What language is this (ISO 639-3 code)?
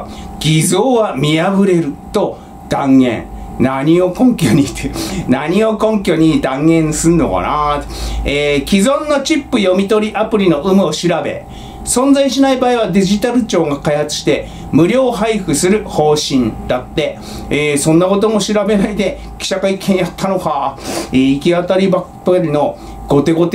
jpn